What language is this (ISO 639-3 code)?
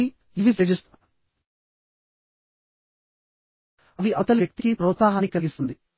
tel